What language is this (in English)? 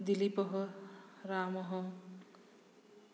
Sanskrit